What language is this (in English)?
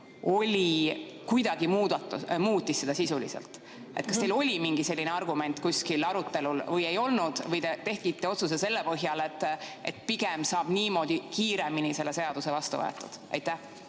Estonian